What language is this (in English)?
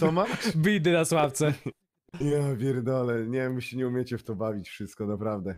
Polish